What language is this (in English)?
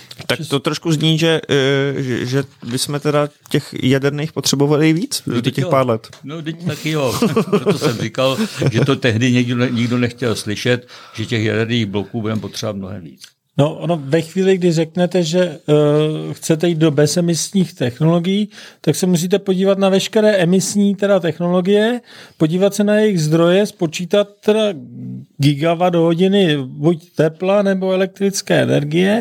Czech